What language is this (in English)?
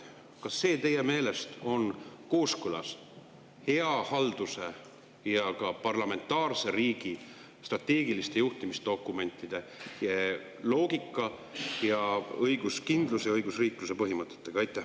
Estonian